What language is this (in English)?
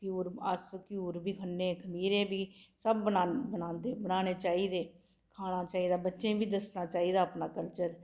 Dogri